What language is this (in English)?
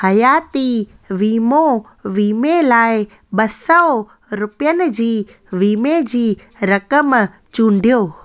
Sindhi